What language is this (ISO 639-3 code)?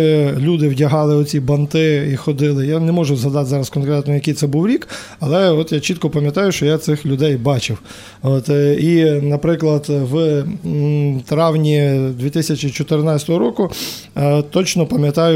ukr